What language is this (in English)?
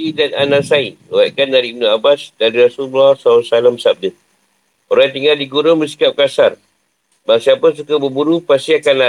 Malay